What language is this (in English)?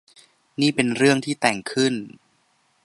Thai